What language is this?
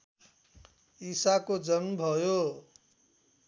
Nepali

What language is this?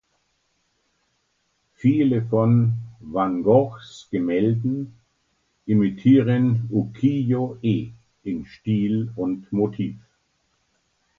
German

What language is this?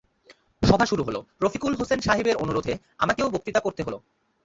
Bangla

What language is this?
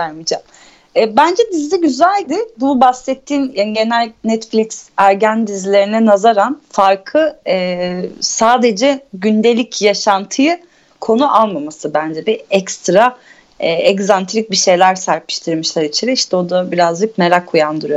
Turkish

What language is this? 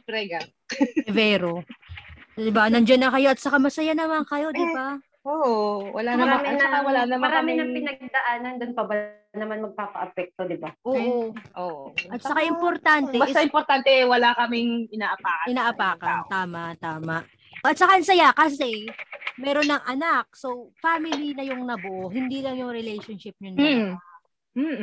Filipino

